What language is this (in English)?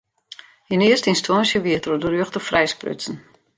Western Frisian